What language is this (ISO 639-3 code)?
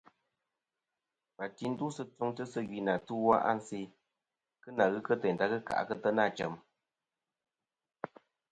bkm